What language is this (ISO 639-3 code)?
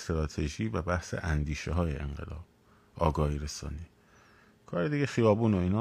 fas